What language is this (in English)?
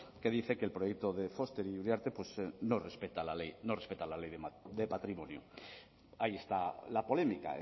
Spanish